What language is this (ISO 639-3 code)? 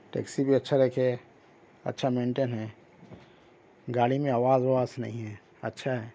urd